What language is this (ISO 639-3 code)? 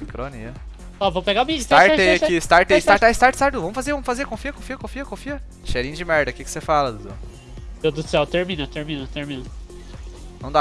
por